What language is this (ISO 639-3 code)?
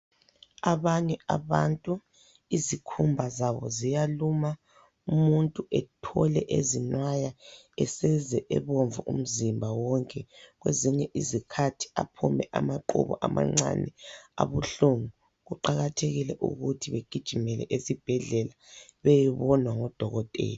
nde